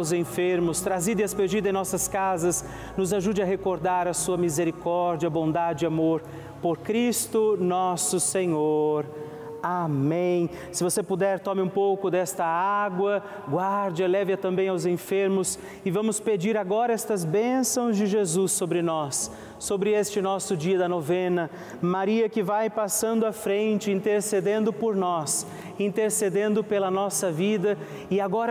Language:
Portuguese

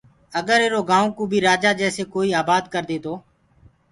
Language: Gurgula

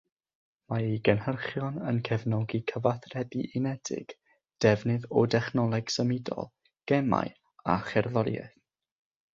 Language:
Welsh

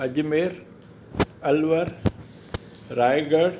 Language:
Sindhi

